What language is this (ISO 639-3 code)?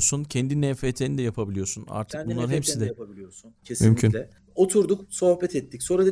tur